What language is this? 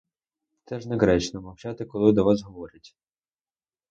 Ukrainian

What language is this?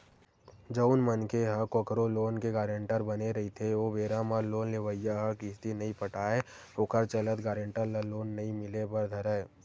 Chhattisgarhi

